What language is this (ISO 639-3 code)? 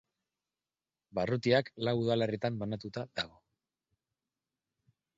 eus